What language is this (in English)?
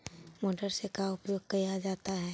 Magahi